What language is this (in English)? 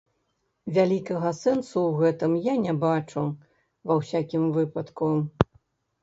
Belarusian